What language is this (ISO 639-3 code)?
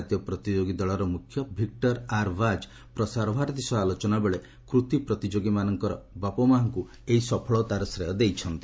ori